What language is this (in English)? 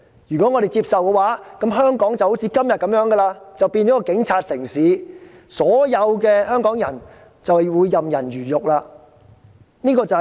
Cantonese